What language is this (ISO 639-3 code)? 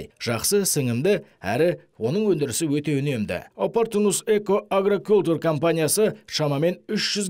rus